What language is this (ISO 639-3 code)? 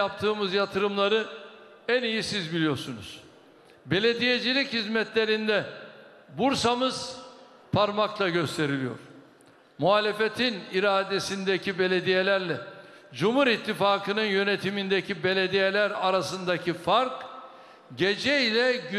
tur